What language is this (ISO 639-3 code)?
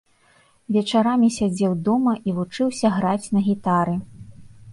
bel